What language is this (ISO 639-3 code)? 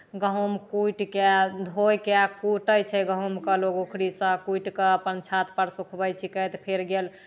mai